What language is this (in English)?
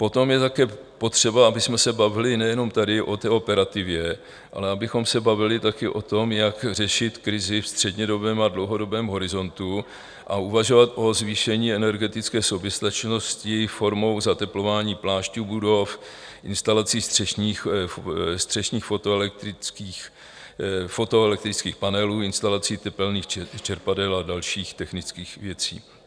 Czech